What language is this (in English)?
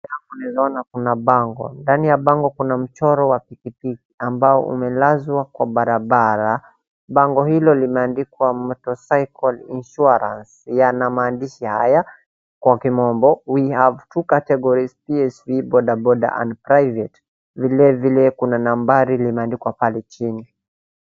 Swahili